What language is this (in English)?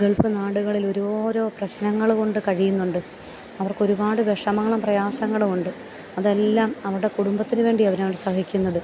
Malayalam